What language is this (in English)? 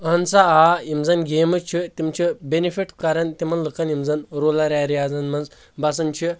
Kashmiri